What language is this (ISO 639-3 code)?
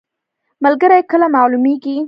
pus